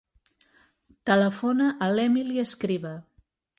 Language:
Catalan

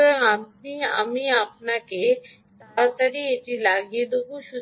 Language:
Bangla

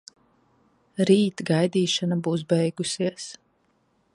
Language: Latvian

